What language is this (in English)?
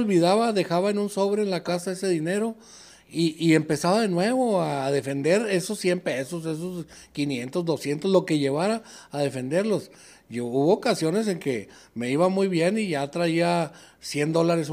Spanish